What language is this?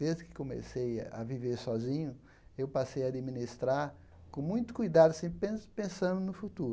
Portuguese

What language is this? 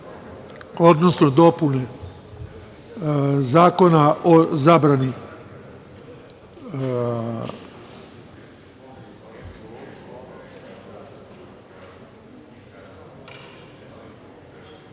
Serbian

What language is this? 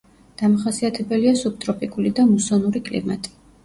Georgian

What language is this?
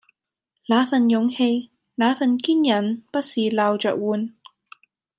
Cantonese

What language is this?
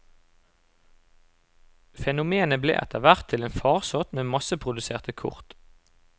Norwegian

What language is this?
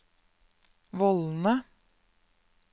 Norwegian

